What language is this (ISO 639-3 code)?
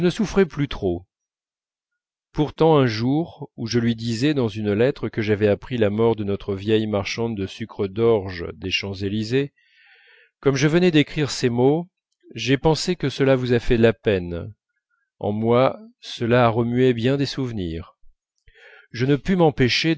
fra